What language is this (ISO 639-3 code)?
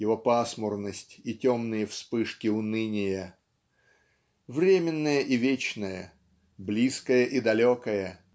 rus